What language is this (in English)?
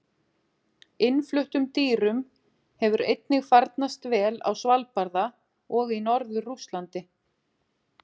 Icelandic